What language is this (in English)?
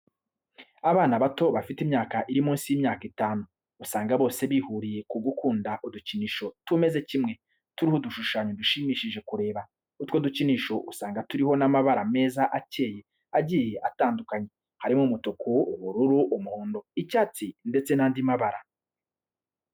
Kinyarwanda